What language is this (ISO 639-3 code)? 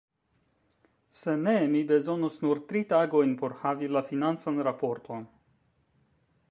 epo